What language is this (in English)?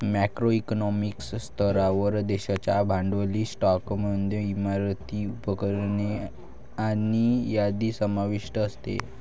Marathi